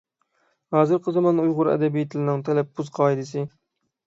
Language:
Uyghur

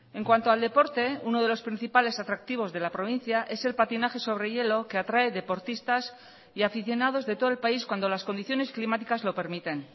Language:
Spanish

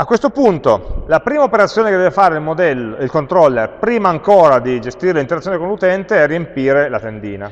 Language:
Italian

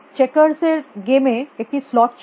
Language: Bangla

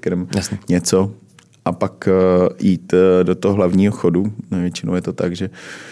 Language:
Czech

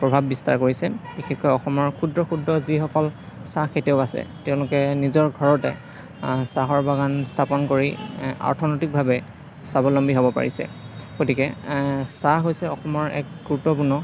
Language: Assamese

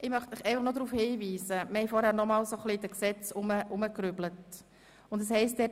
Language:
Swiss German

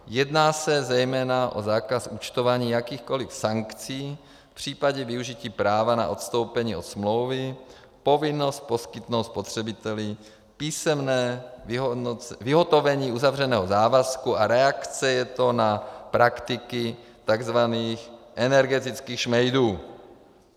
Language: Czech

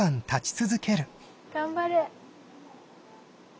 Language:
Japanese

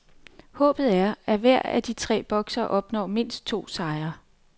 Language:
Danish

